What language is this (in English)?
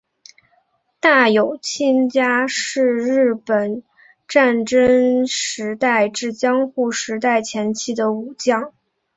Chinese